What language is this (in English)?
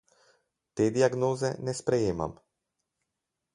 Slovenian